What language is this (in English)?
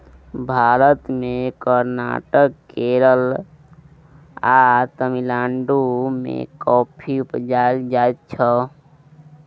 Maithili